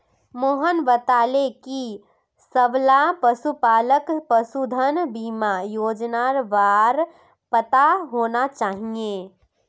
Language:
Magahi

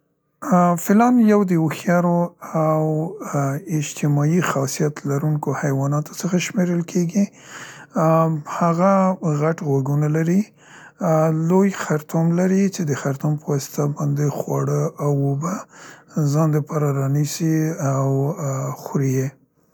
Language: Central Pashto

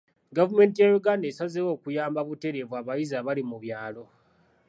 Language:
Ganda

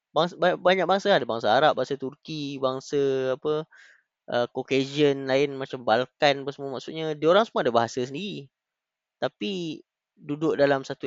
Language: Malay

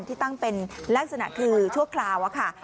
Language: Thai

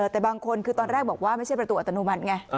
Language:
Thai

